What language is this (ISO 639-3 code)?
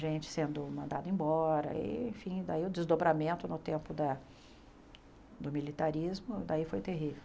por